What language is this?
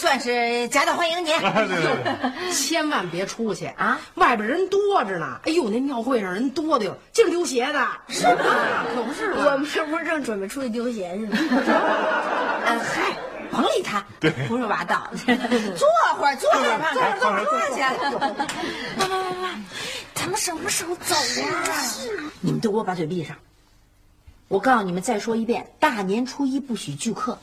Chinese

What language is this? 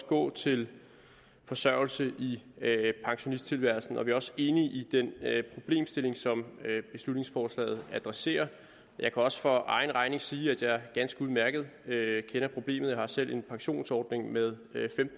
Danish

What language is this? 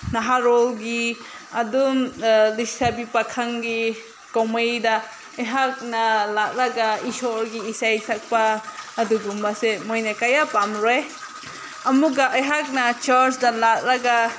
Manipuri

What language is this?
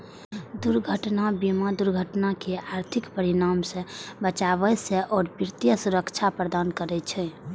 Maithili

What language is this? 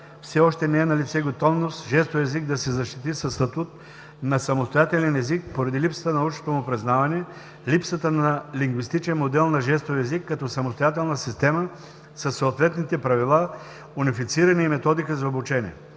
Bulgarian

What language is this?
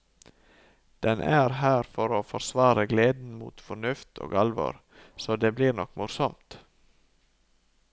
Norwegian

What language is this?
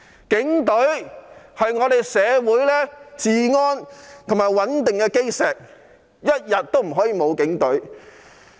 Cantonese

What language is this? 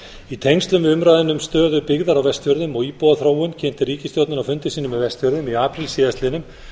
Icelandic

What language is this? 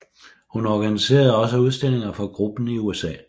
Danish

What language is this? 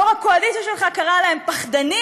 Hebrew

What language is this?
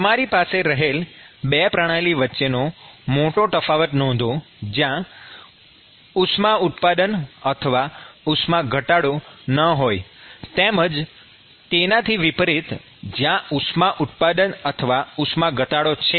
Gujarati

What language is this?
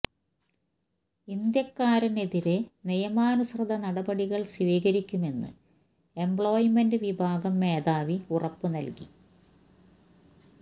Malayalam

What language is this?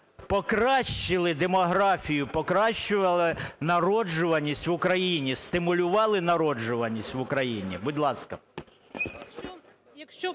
Ukrainian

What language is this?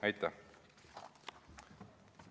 Estonian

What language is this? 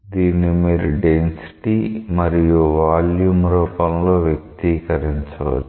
Telugu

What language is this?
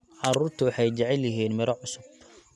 Somali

